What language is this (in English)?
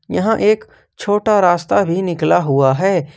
Hindi